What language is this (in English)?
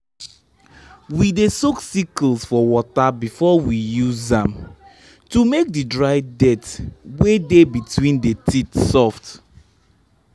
Nigerian Pidgin